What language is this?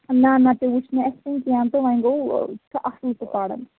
Kashmiri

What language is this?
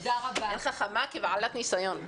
Hebrew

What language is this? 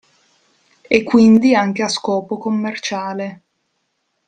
Italian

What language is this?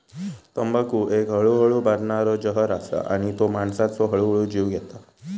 Marathi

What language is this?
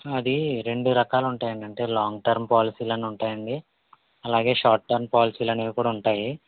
Telugu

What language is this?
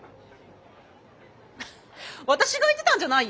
Japanese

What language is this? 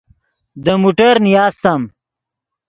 Yidgha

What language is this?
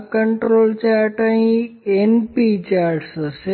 Gujarati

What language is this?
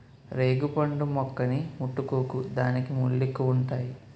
Telugu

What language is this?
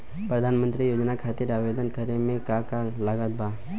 Bhojpuri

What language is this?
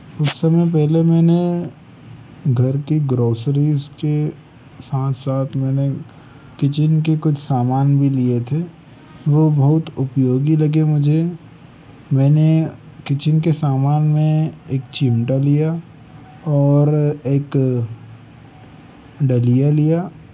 Hindi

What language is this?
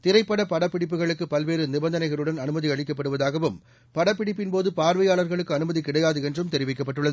Tamil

